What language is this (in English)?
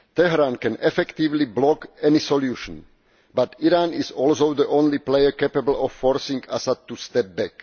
English